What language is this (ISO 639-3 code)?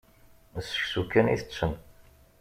kab